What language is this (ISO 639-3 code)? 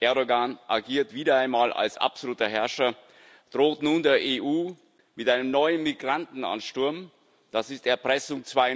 deu